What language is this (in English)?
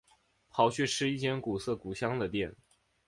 Chinese